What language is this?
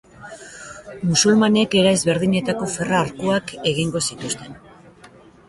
Basque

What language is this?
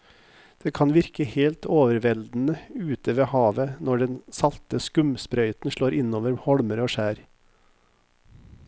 Norwegian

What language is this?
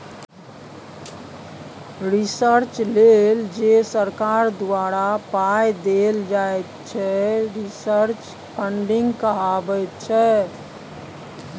Maithili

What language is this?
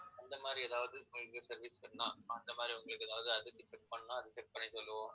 Tamil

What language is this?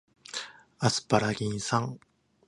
Japanese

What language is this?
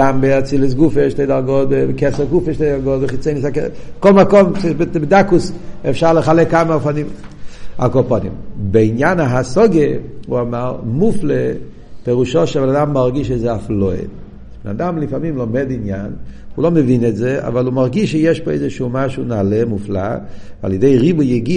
Hebrew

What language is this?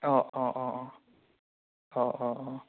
Assamese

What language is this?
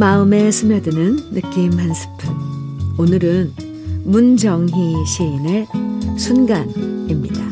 Korean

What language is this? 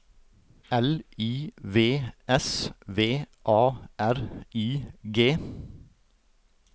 Norwegian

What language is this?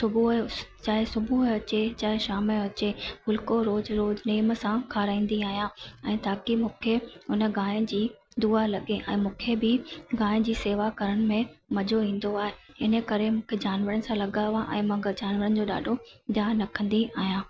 Sindhi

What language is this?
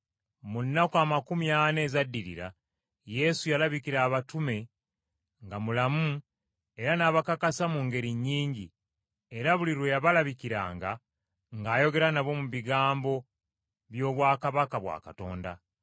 Ganda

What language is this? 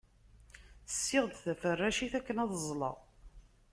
Kabyle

